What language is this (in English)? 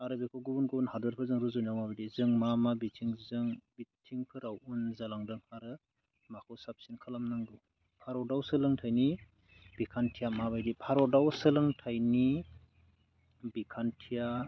Bodo